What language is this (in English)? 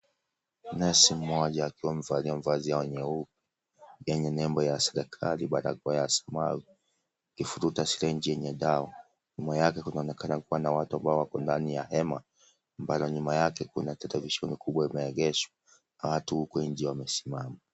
Swahili